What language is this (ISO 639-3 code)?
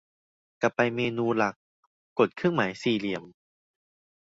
tha